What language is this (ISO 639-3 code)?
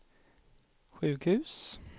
swe